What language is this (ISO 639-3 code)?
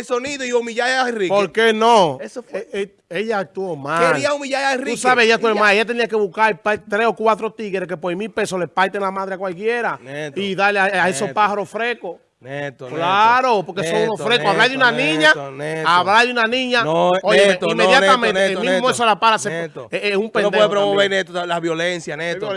spa